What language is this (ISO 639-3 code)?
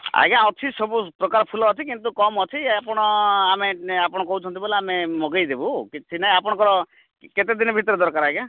ori